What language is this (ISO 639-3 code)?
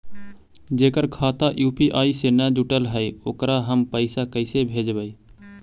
mag